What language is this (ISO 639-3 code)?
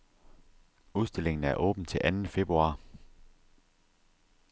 dan